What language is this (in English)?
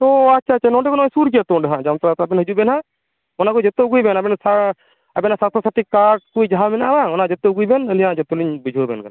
Santali